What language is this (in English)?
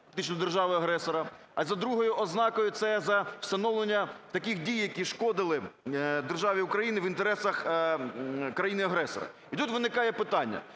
Ukrainian